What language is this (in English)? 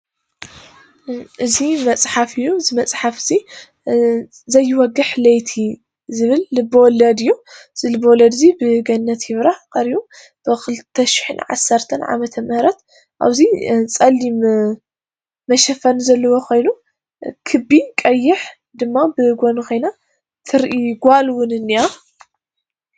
Tigrinya